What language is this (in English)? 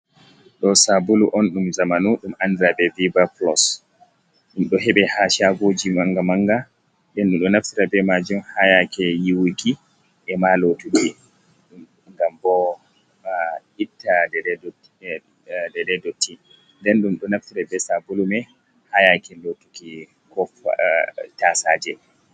Fula